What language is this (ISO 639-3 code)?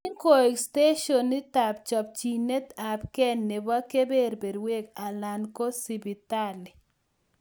kln